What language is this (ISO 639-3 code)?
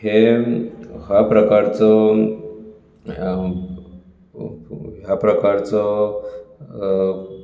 kok